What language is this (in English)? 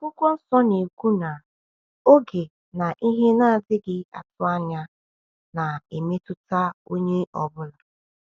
Igbo